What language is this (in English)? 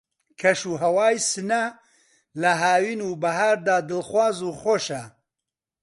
Central Kurdish